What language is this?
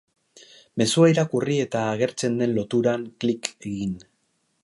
Basque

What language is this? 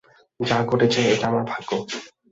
Bangla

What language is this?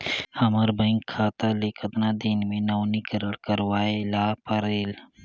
Chhattisgarhi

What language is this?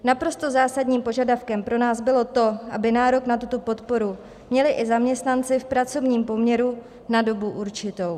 Czech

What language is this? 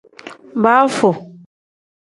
Tem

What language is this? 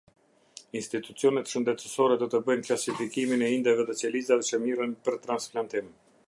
Albanian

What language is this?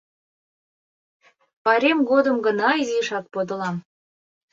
Mari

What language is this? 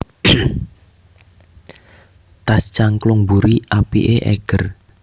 Javanese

